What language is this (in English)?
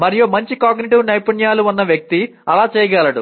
Telugu